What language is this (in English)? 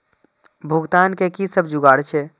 Maithili